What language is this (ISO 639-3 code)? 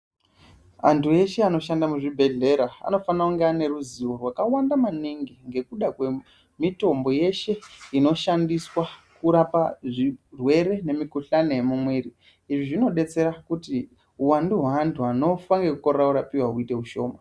ndc